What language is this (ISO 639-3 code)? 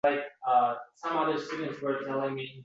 uzb